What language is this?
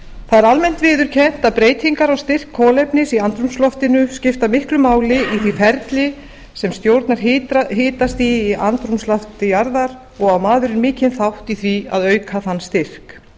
Icelandic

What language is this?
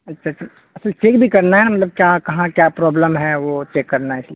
Urdu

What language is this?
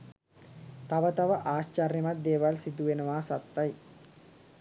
Sinhala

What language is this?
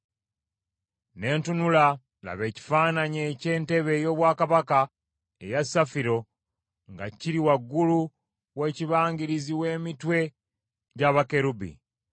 Ganda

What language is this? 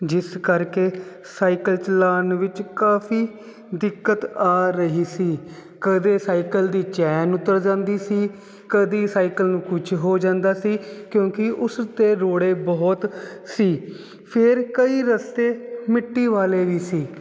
Punjabi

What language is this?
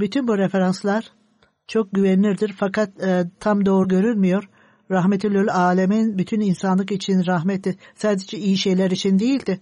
Turkish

